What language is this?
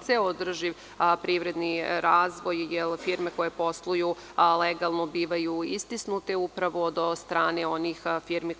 Serbian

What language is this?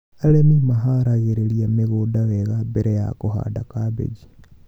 Kikuyu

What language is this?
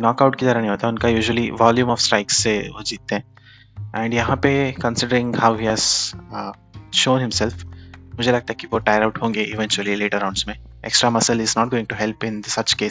Hindi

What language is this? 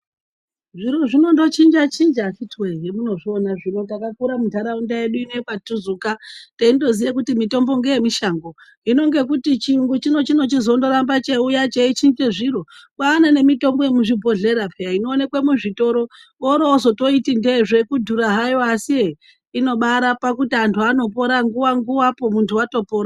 Ndau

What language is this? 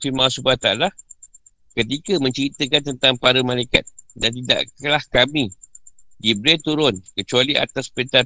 Malay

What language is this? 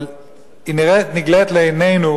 Hebrew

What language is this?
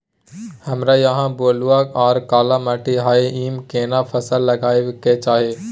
Maithili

